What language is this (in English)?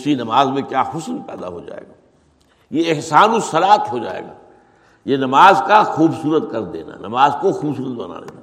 Urdu